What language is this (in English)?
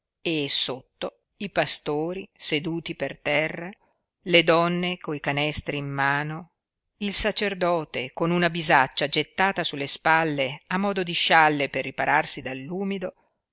Italian